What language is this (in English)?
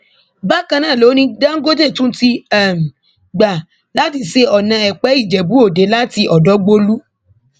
Yoruba